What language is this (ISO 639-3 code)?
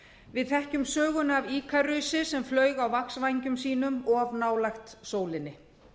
isl